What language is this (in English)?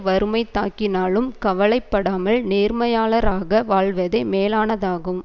Tamil